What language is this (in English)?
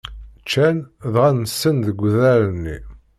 Kabyle